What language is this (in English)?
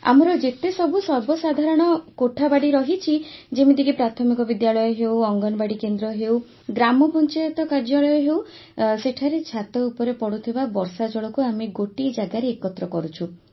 Odia